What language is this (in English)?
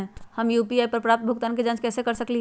Magahi